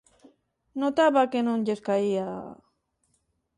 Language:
Galician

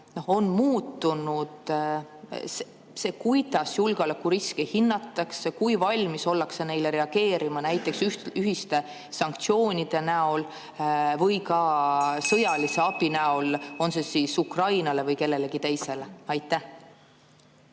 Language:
Estonian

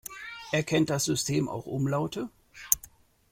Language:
German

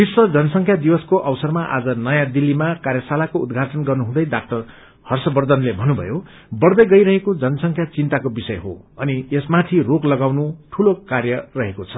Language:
Nepali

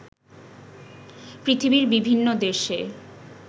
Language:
Bangla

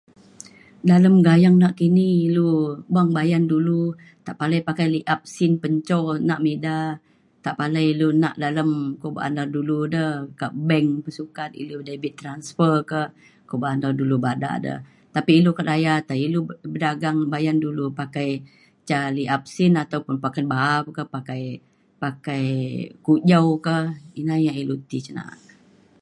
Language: Mainstream Kenyah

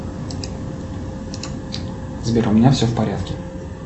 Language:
Russian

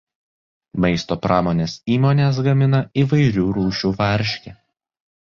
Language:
Lithuanian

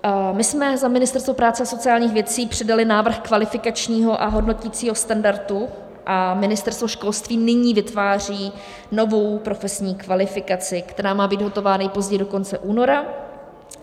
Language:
Czech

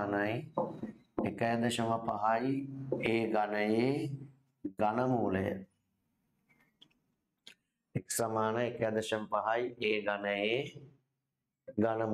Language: Indonesian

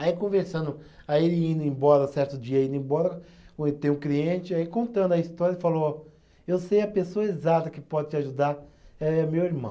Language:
Portuguese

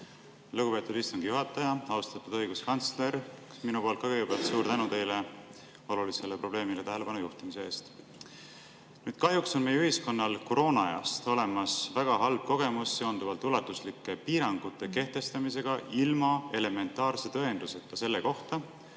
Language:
Estonian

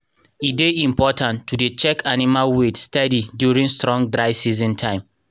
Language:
Nigerian Pidgin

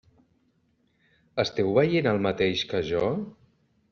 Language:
Catalan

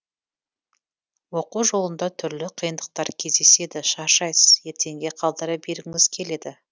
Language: Kazakh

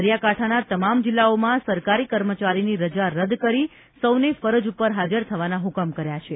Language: Gujarati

